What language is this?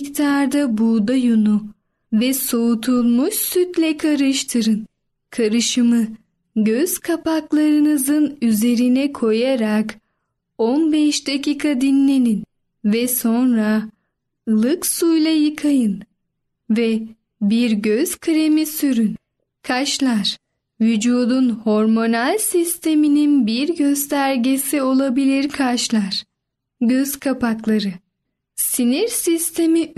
Turkish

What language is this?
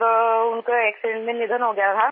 Hindi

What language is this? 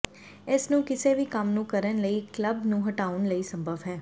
Punjabi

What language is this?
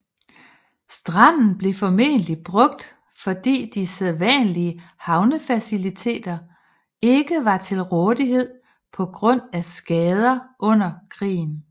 Danish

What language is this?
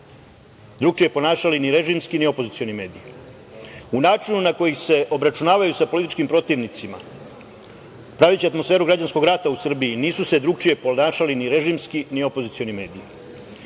Serbian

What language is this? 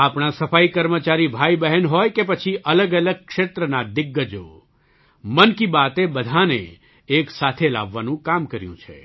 Gujarati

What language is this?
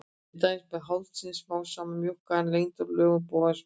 Icelandic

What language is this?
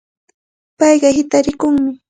Cajatambo North Lima Quechua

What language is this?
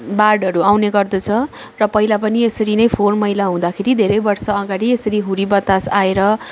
Nepali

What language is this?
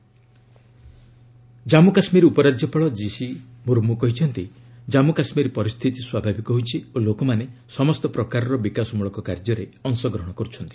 Odia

